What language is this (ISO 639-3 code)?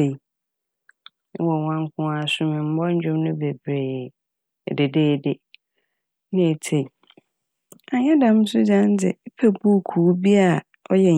aka